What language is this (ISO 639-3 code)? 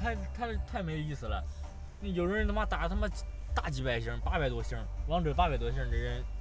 zho